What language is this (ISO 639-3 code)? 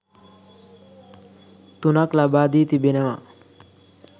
sin